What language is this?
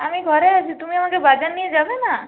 Bangla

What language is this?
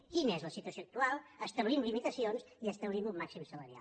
Catalan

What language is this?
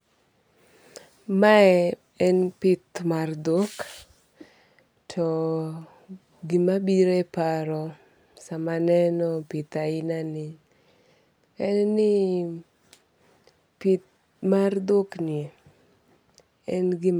Luo (Kenya and Tanzania)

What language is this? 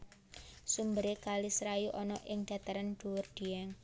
Javanese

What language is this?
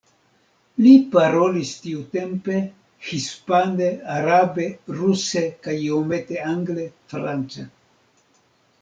Esperanto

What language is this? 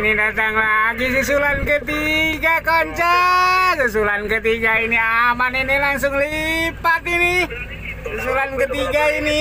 Indonesian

